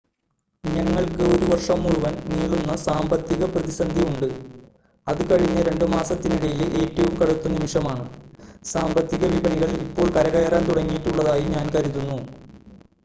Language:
Malayalam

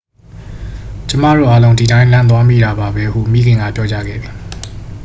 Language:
Burmese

